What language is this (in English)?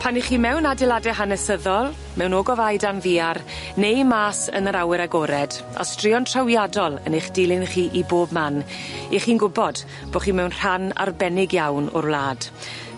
Welsh